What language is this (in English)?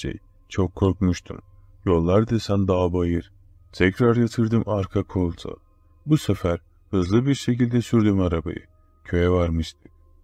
Turkish